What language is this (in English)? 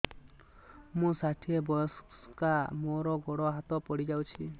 Odia